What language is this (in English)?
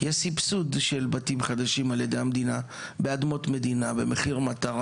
Hebrew